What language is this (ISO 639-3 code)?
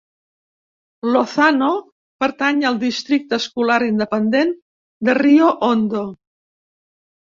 cat